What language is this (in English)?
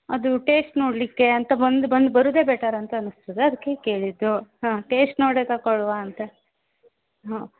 Kannada